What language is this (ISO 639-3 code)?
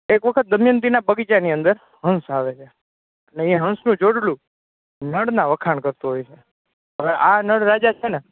guj